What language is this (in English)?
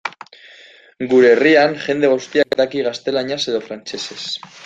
Basque